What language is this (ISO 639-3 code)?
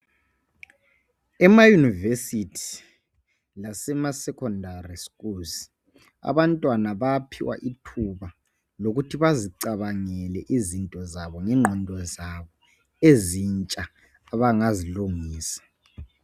nde